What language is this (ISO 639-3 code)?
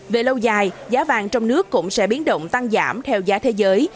vie